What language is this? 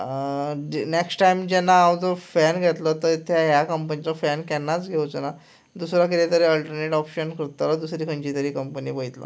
Konkani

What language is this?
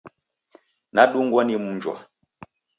Taita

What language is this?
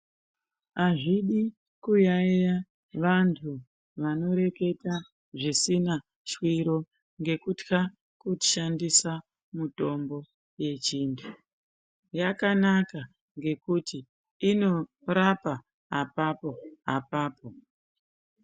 Ndau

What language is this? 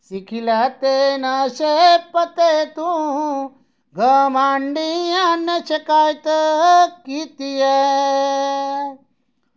Dogri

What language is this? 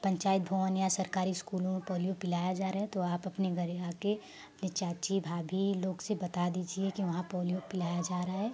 Hindi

